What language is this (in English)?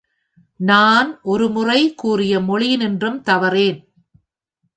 Tamil